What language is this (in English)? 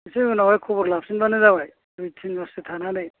Bodo